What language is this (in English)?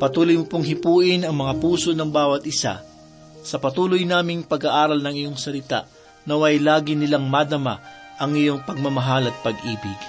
Filipino